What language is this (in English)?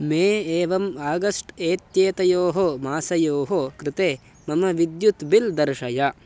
Sanskrit